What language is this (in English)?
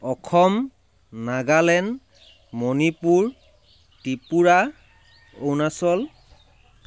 Assamese